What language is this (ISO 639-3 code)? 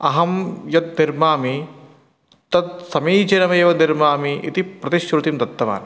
san